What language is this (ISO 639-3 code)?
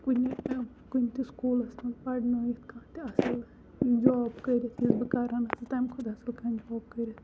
kas